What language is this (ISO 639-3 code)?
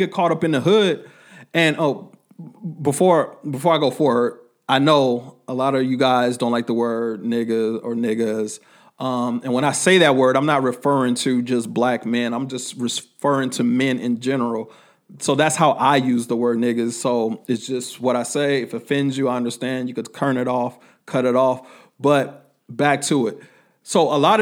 eng